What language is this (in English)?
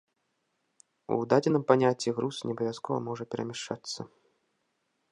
Belarusian